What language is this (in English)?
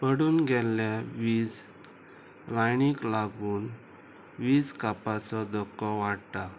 Konkani